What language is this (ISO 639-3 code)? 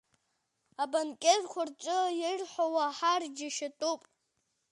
abk